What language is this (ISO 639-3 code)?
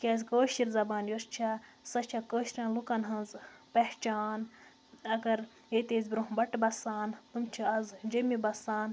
kas